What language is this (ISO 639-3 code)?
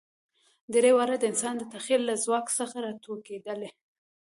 pus